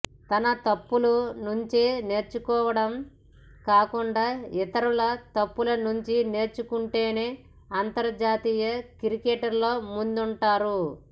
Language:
Telugu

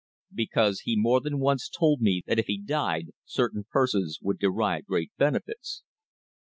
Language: English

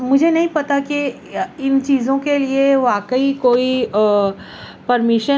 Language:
Urdu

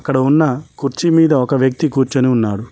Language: Telugu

